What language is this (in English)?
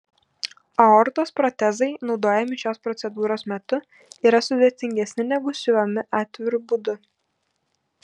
Lithuanian